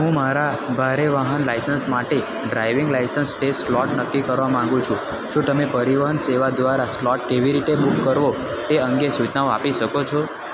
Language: Gujarati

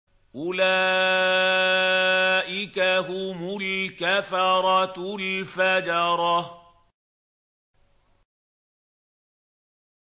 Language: Arabic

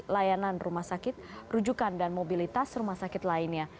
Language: Indonesian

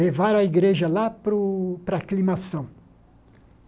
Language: Portuguese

